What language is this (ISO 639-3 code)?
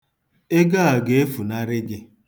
ibo